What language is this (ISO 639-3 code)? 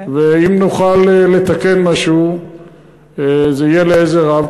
heb